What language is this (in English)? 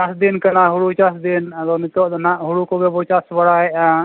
Santali